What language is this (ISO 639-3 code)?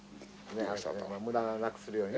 jpn